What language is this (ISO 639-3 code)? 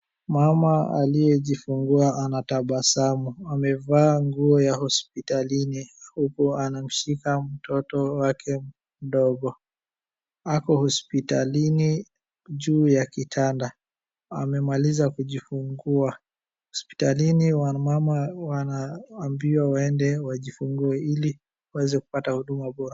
swa